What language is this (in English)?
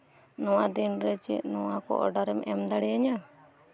Santali